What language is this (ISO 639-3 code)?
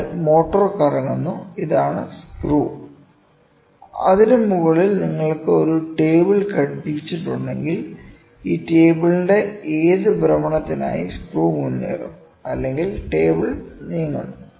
mal